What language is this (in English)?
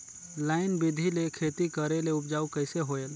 Chhattisgarhi